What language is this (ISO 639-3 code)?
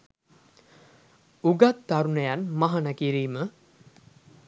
sin